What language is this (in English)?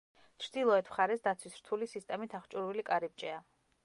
Georgian